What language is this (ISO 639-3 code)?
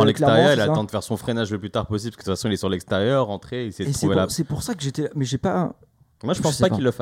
fra